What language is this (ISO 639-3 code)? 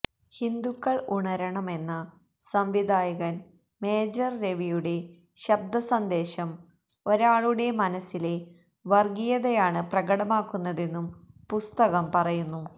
mal